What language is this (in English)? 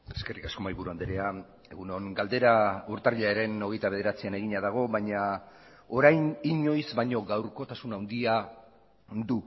Basque